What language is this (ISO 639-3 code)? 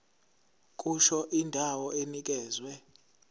zul